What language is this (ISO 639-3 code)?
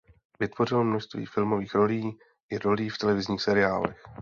ces